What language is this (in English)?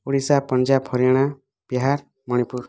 Odia